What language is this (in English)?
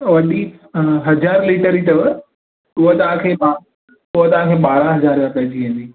Sindhi